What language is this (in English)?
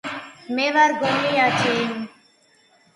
Georgian